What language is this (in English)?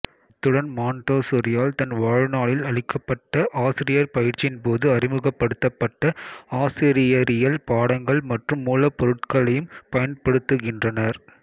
Tamil